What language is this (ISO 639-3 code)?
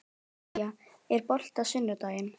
isl